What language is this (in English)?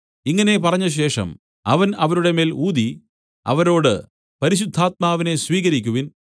Malayalam